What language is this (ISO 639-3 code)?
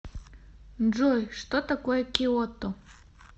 rus